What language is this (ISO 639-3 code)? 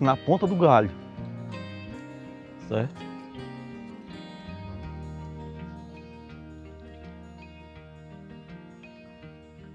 por